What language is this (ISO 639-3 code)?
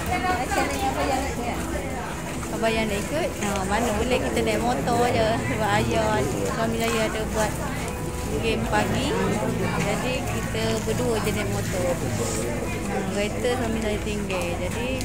msa